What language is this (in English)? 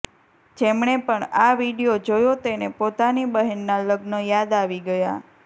Gujarati